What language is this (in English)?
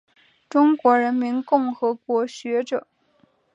Chinese